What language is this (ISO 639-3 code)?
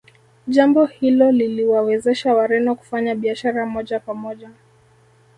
swa